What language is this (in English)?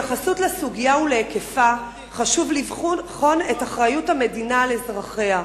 Hebrew